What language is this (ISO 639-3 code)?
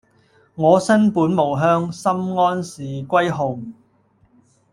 yue